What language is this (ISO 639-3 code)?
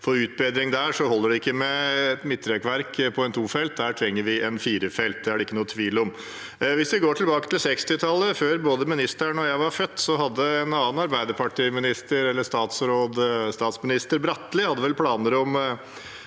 nor